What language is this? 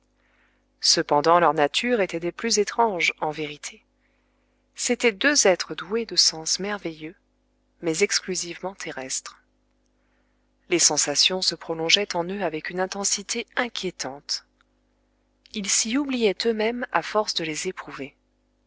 French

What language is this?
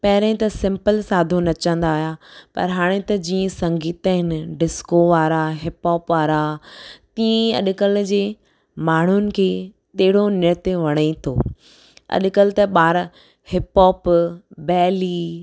Sindhi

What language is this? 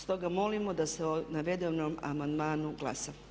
Croatian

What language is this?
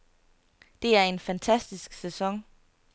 Danish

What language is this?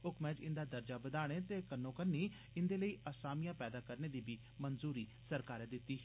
Dogri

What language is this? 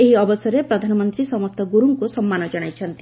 Odia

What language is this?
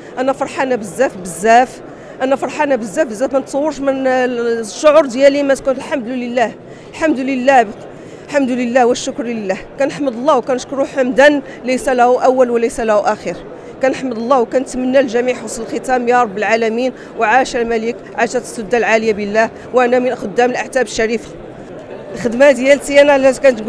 Arabic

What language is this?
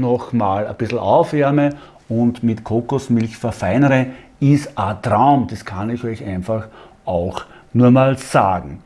German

